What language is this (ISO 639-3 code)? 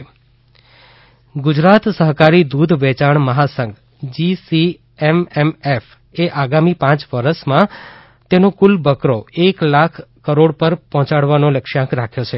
guj